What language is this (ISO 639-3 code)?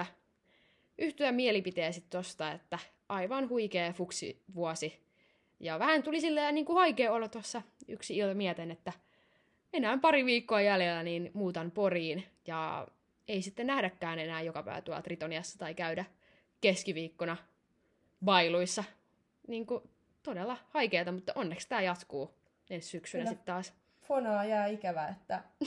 fin